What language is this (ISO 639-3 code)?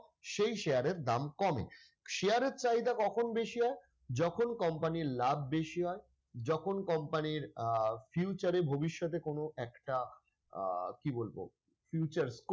ben